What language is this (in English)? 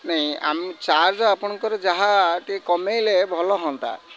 Odia